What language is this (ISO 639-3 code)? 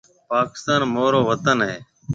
mve